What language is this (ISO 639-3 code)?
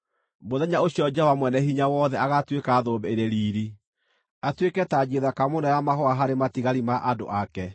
kik